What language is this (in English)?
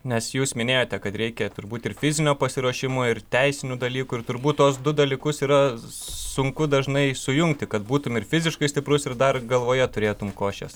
Lithuanian